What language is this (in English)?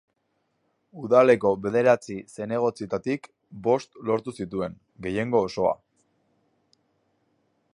Basque